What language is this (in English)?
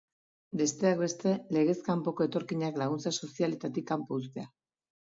Basque